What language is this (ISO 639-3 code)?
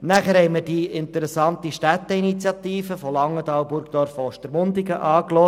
gsw